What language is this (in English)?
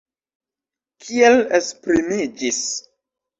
Esperanto